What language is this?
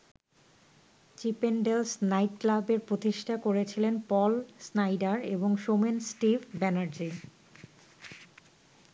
Bangla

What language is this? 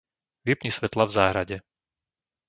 Slovak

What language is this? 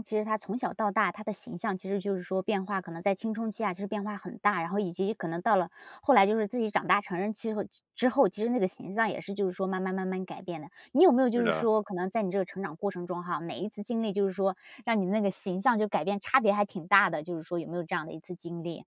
Chinese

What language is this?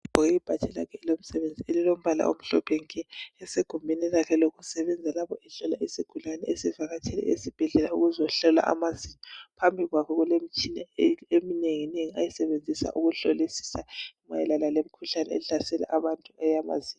North Ndebele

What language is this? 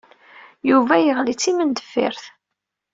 Kabyle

